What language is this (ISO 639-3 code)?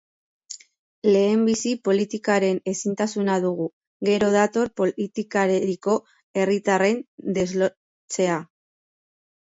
eus